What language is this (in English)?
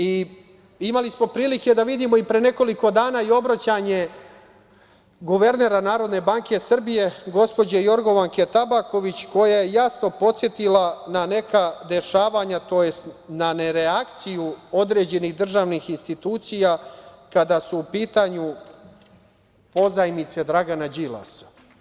Serbian